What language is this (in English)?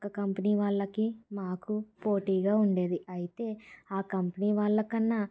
Telugu